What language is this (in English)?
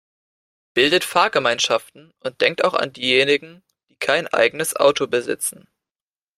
German